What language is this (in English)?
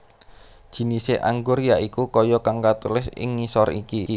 Javanese